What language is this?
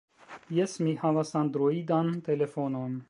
Esperanto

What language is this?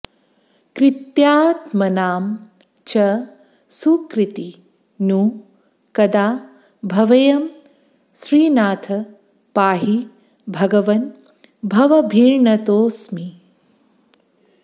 Sanskrit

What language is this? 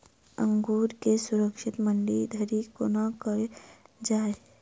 Maithili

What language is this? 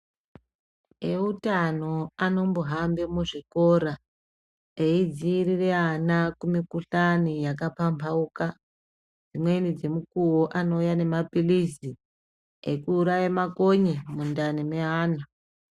Ndau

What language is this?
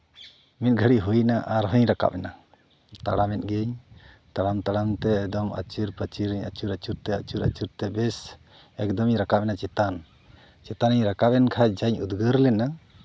Santali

